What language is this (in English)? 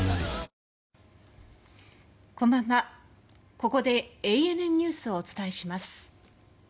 Japanese